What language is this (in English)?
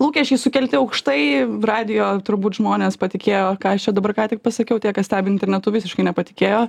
Lithuanian